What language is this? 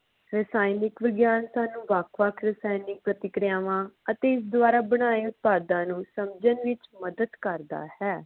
Punjabi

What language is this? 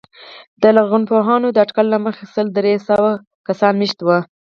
Pashto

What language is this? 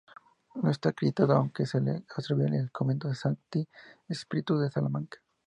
Spanish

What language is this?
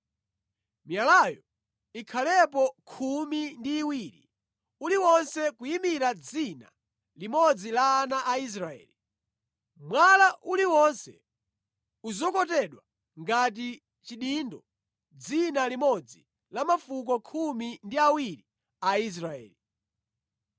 Nyanja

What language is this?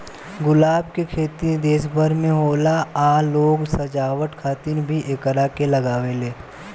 Bhojpuri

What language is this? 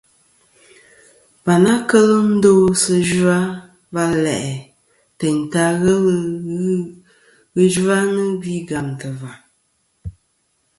Kom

